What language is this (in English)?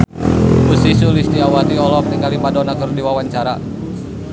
Sundanese